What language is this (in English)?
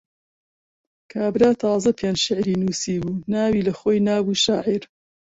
Central Kurdish